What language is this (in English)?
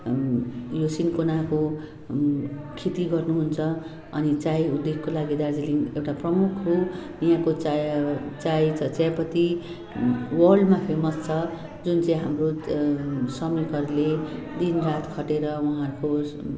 Nepali